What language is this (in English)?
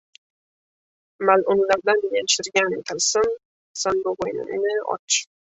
Uzbek